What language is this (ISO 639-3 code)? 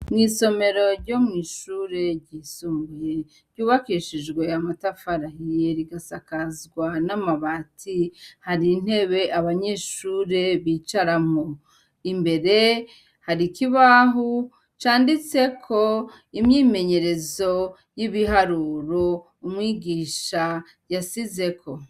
run